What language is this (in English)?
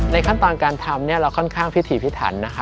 Thai